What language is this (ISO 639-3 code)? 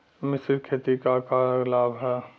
bho